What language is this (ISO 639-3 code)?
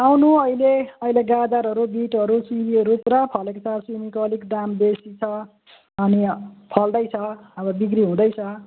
nep